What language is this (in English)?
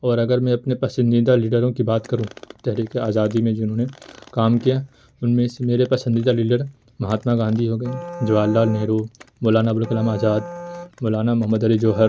Urdu